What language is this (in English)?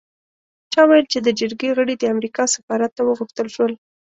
Pashto